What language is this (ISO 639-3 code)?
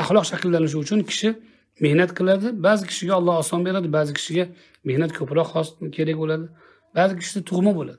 tur